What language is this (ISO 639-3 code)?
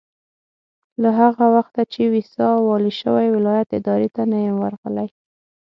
pus